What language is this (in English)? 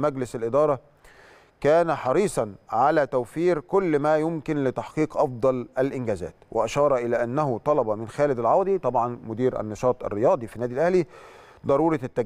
Arabic